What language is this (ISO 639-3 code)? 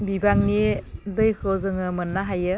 brx